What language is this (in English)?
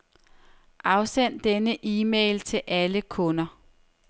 Danish